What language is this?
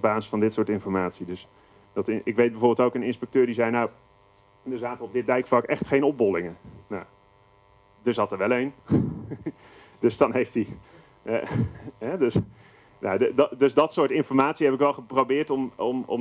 Dutch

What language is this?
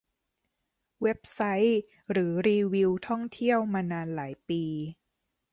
Thai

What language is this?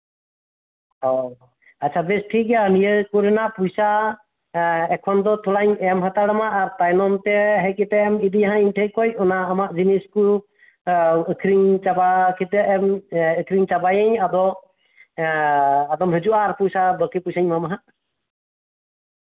Santali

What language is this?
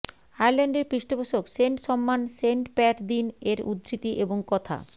Bangla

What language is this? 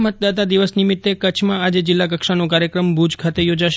Gujarati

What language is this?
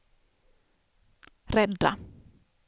Swedish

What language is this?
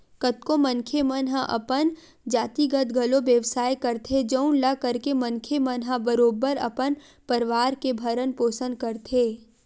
Chhattisgarhi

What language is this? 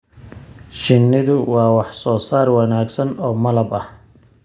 Somali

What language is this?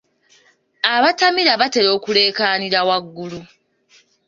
Ganda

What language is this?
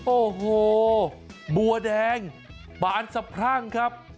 Thai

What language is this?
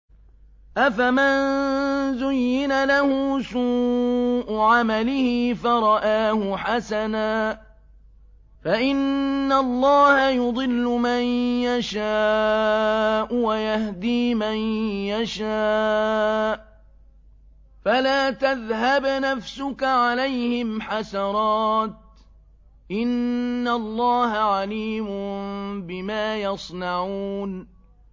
Arabic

